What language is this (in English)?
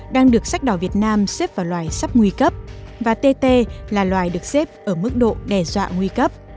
Vietnamese